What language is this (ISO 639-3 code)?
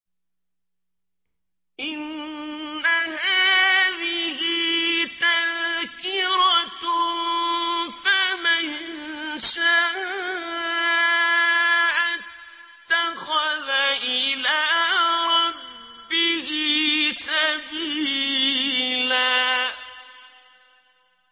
ara